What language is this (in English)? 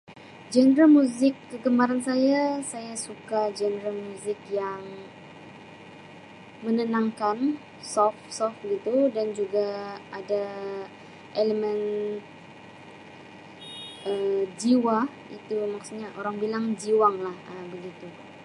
Sabah Malay